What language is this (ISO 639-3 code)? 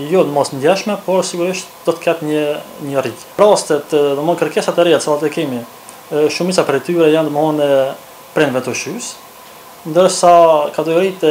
ron